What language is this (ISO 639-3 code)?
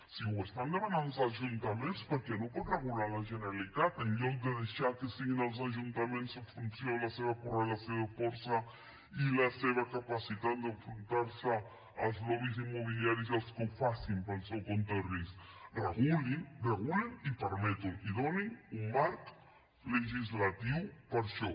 cat